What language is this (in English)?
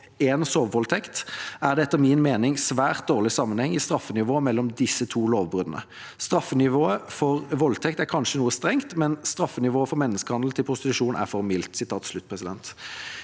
Norwegian